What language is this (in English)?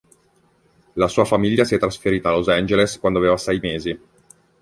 Italian